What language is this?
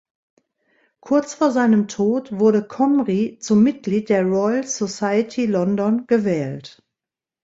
German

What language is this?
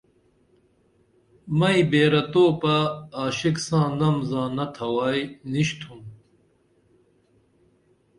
Dameli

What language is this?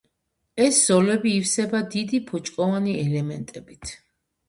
Georgian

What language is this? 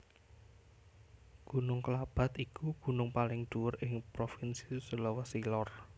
Javanese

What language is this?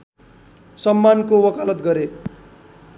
Nepali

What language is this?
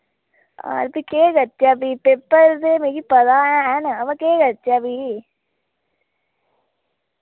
Dogri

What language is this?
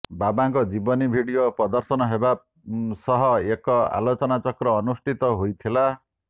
Odia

